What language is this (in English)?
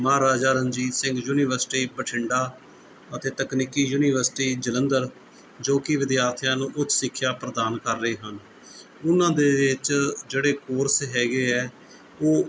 Punjabi